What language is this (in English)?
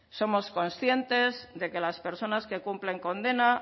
Spanish